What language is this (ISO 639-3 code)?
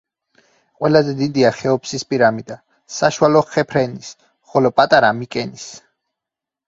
kat